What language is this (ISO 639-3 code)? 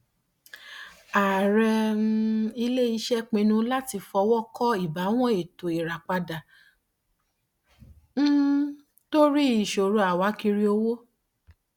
yor